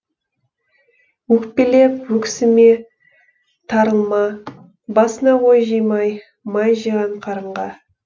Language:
Kazakh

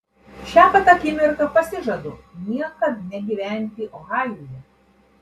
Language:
Lithuanian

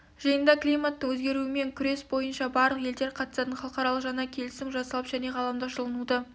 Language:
Kazakh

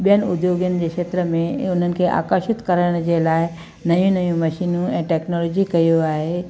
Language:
Sindhi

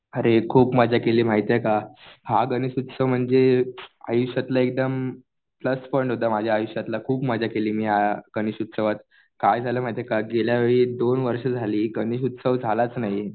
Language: Marathi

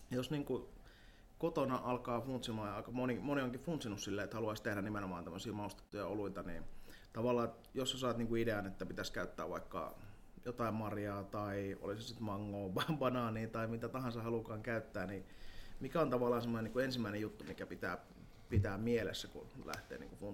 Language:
Finnish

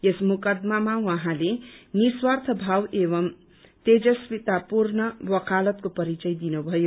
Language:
Nepali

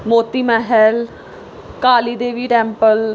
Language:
Punjabi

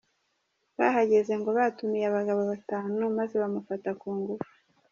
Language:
Kinyarwanda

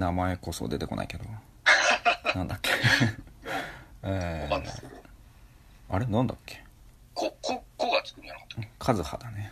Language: Japanese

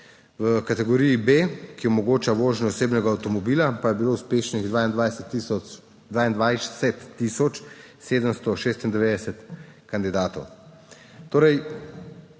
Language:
Slovenian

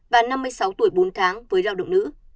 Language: Vietnamese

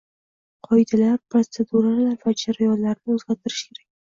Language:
Uzbek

